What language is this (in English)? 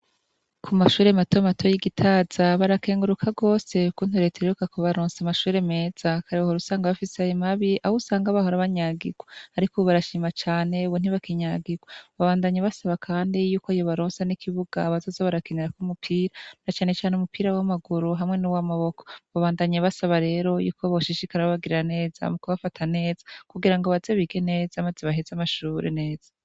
Rundi